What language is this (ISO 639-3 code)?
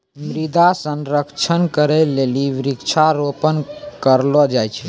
mai